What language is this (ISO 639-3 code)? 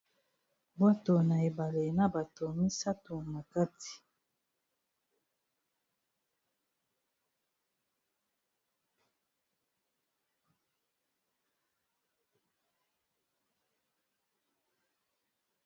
lin